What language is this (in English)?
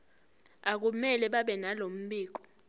Zulu